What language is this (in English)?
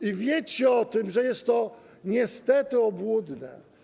Polish